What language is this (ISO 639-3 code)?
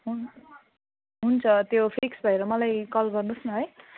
nep